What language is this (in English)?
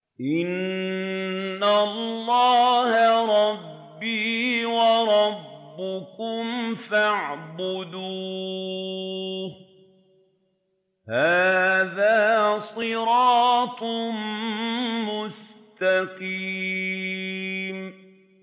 Arabic